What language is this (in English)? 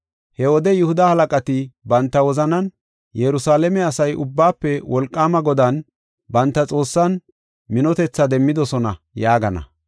Gofa